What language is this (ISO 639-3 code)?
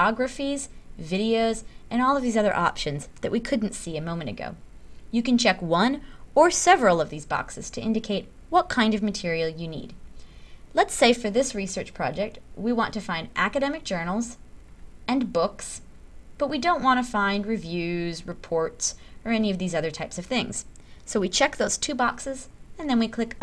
eng